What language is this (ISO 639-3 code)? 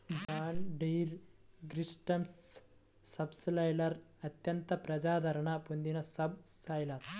tel